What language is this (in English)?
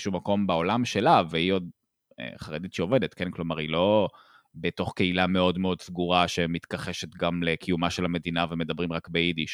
Hebrew